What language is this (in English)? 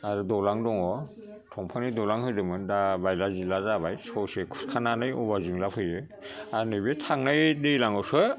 Bodo